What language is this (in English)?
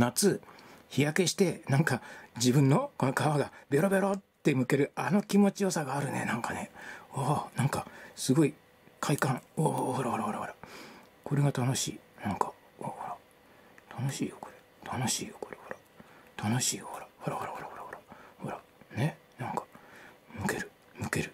Japanese